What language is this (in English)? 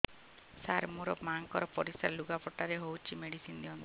Odia